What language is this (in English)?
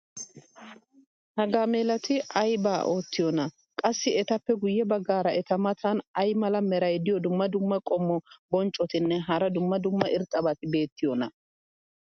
Wolaytta